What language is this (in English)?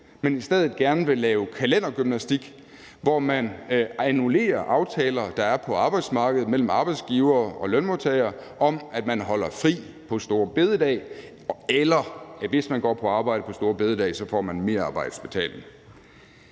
Danish